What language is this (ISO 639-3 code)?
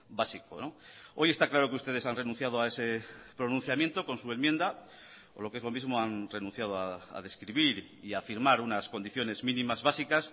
spa